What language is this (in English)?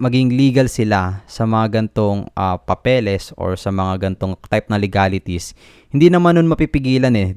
Filipino